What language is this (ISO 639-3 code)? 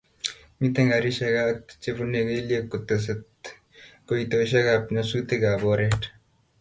kln